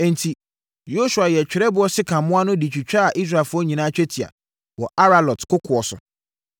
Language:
Akan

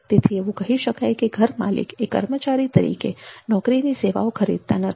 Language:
Gujarati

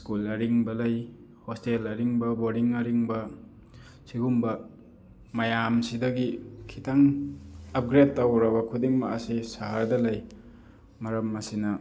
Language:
Manipuri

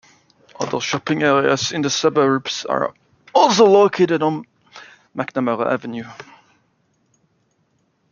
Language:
English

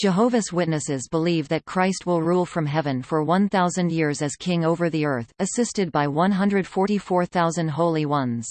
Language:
English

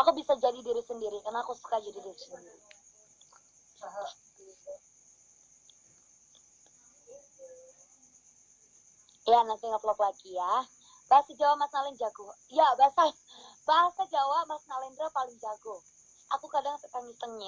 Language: Indonesian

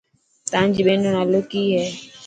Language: Dhatki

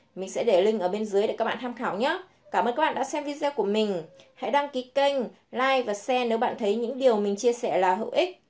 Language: Vietnamese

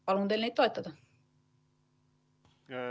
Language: Estonian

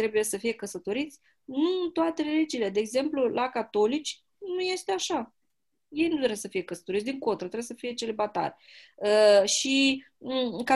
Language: Romanian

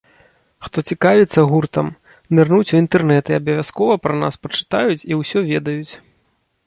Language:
Belarusian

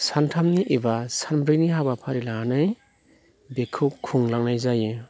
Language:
Bodo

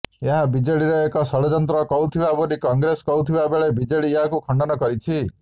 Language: Odia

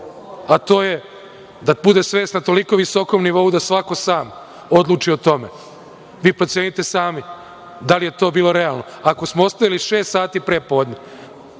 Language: Serbian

